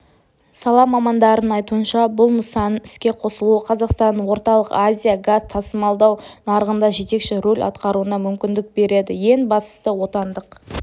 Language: Kazakh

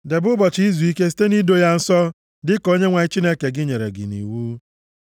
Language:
Igbo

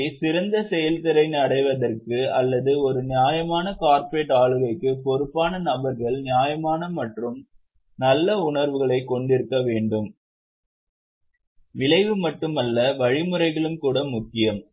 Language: Tamil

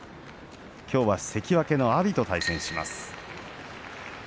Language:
Japanese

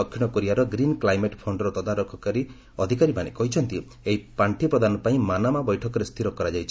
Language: Odia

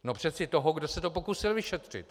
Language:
Czech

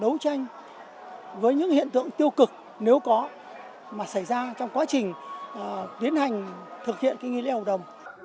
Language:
Vietnamese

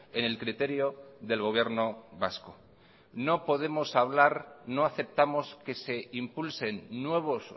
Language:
Spanish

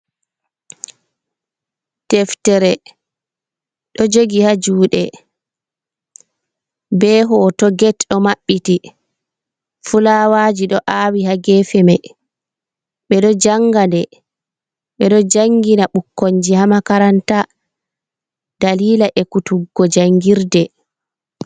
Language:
Fula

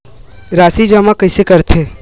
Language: Chhattisgarhi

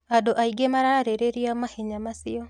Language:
Kikuyu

